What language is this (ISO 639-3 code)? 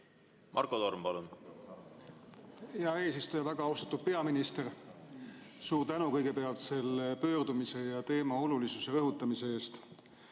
est